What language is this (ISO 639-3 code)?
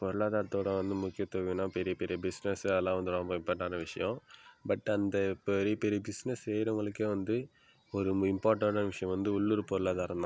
tam